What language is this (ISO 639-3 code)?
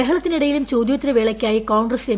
mal